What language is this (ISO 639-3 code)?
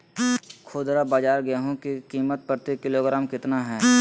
mag